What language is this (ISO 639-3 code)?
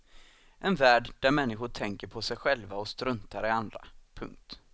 swe